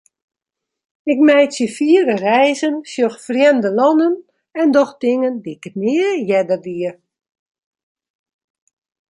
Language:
Western Frisian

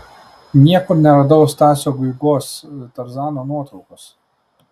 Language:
Lithuanian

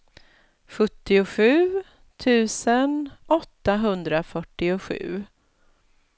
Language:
Swedish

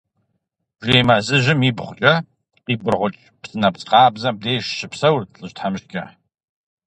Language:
Kabardian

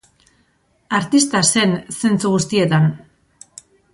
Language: Basque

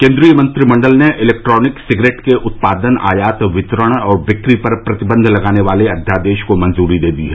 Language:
Hindi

